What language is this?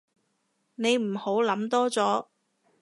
Cantonese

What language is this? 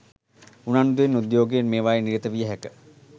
Sinhala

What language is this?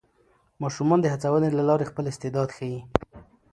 Pashto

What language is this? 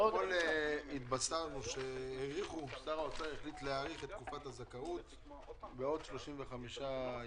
Hebrew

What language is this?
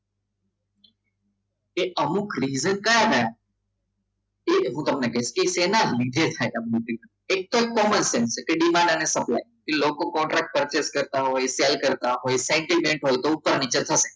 Gujarati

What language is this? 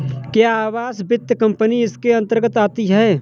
Hindi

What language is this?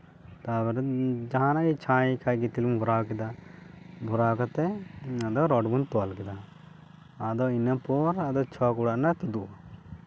Santali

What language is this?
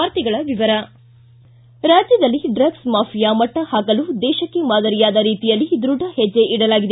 Kannada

